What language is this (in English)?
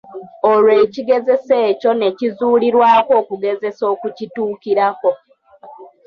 Ganda